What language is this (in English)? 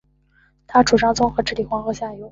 Chinese